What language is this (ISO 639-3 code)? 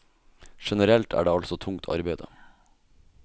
nor